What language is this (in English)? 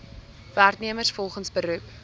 Afrikaans